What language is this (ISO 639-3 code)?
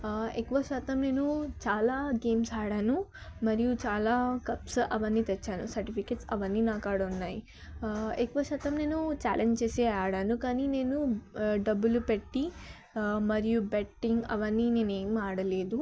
tel